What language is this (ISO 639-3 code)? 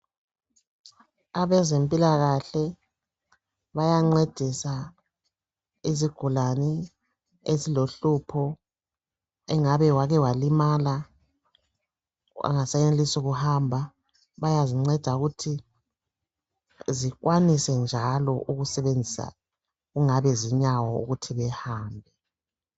nde